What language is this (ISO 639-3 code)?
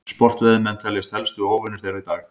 isl